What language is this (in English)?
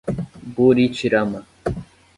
Portuguese